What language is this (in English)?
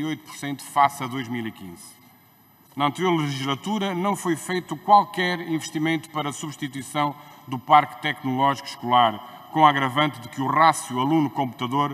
Portuguese